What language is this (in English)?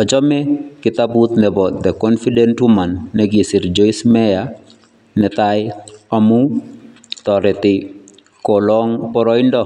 Kalenjin